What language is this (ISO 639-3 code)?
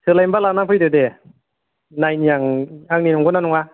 brx